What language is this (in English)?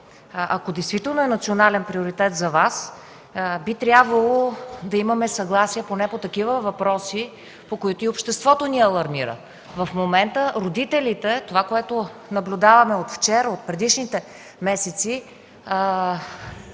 Bulgarian